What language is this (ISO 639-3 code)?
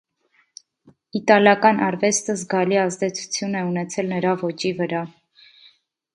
hye